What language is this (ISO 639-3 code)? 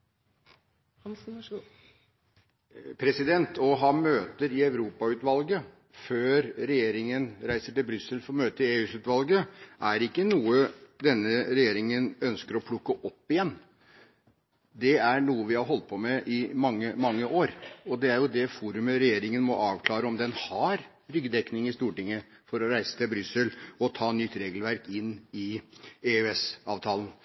nob